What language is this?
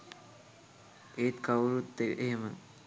Sinhala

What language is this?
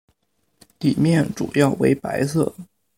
Chinese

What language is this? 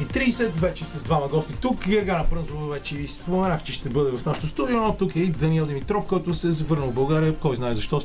Bulgarian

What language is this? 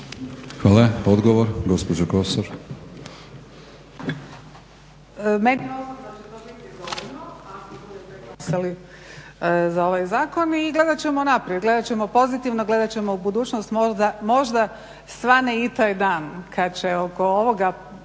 Croatian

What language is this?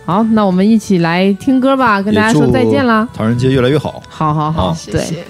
Chinese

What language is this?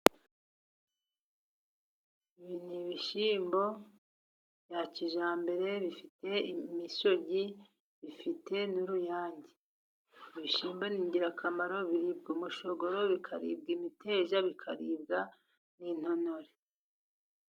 Kinyarwanda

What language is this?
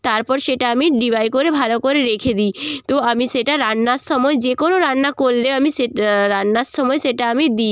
Bangla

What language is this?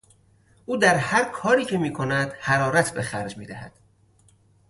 Persian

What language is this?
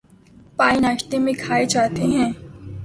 Urdu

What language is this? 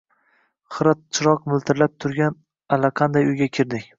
Uzbek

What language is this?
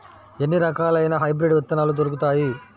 Telugu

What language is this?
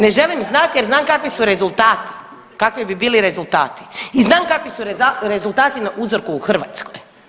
Croatian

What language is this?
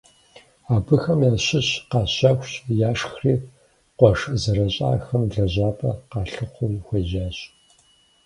Kabardian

